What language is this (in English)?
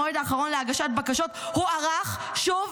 Hebrew